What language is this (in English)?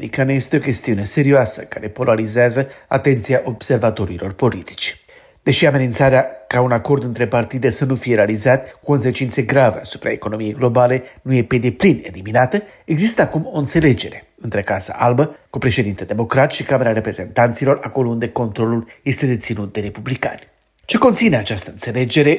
Romanian